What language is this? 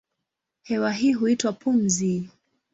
Swahili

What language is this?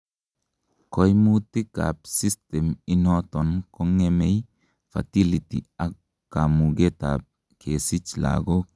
Kalenjin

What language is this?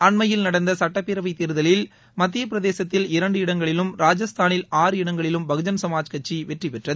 Tamil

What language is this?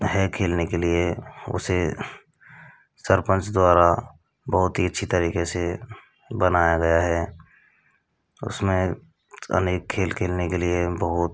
Hindi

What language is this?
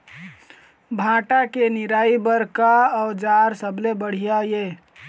Chhattisgarhi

